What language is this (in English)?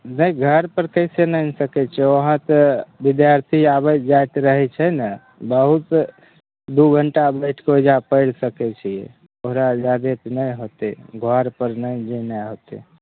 Maithili